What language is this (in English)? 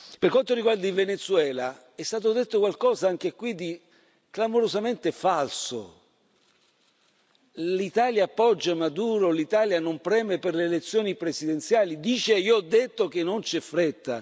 Italian